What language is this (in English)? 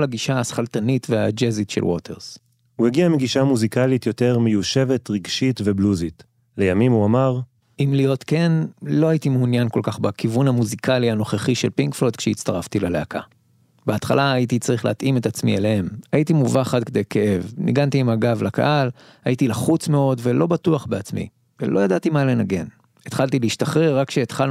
Hebrew